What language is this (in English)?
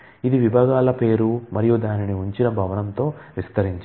Telugu